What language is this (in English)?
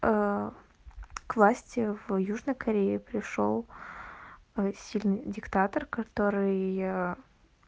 Russian